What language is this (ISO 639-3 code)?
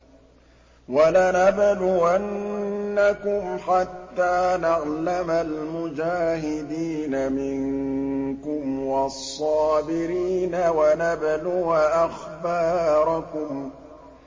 ara